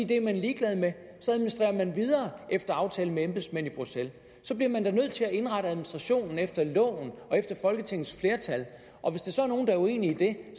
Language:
Danish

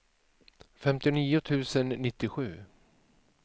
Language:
Swedish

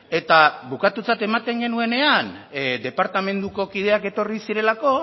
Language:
Basque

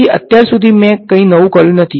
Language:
Gujarati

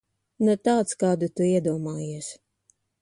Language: Latvian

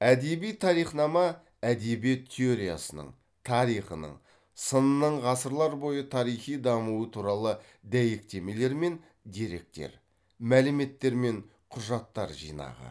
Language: Kazakh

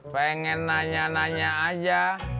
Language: Indonesian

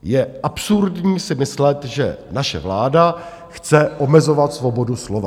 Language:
Czech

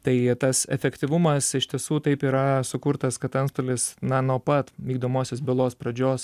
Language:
Lithuanian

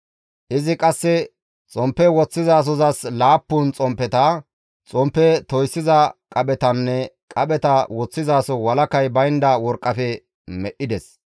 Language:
Gamo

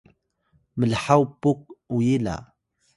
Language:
Atayal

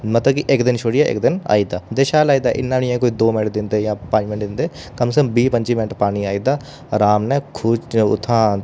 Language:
Dogri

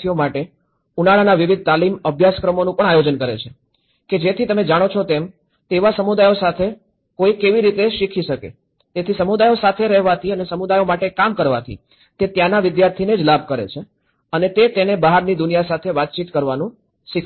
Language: Gujarati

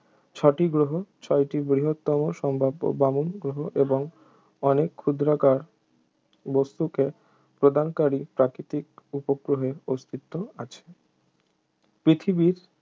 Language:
Bangla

